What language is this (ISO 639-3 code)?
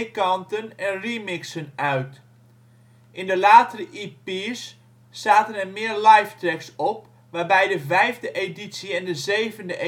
nld